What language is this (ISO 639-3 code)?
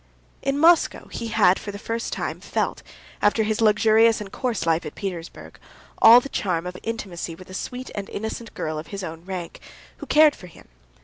eng